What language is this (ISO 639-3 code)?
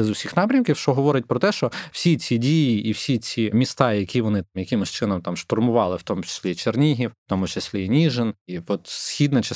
ukr